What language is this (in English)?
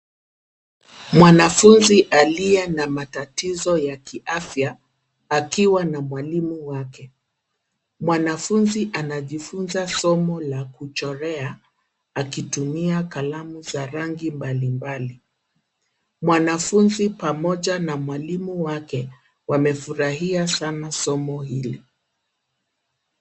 Swahili